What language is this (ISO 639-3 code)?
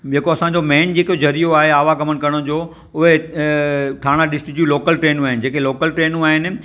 snd